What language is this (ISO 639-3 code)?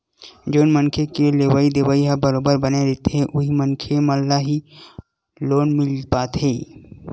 hne